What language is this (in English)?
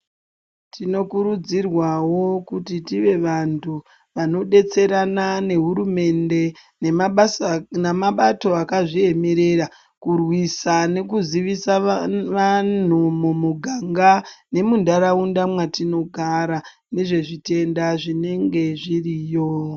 Ndau